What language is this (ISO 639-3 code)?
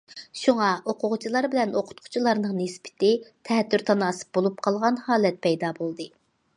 uig